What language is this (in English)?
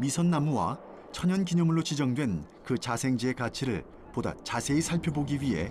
Korean